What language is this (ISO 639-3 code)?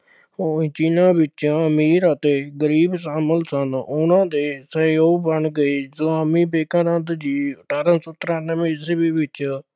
pan